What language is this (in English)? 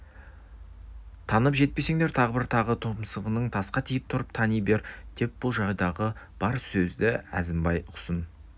Kazakh